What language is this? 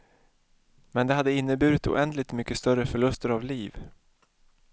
Swedish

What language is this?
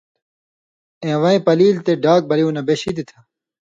Indus Kohistani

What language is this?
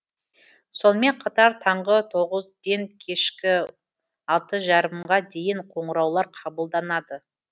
Kazakh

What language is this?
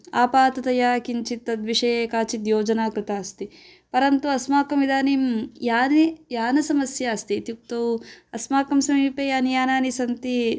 Sanskrit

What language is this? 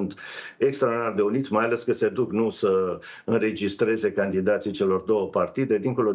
Romanian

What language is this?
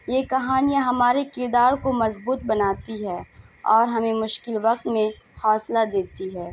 Urdu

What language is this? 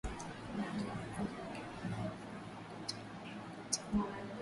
Swahili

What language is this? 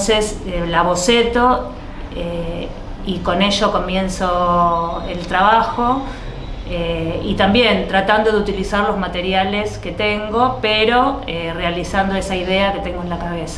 Spanish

